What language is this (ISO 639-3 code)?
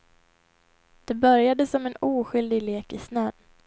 swe